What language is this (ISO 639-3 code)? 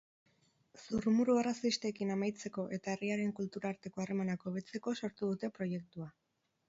eus